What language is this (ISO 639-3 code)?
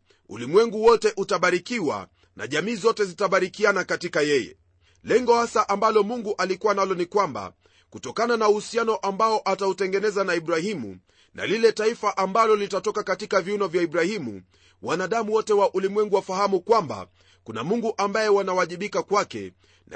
swa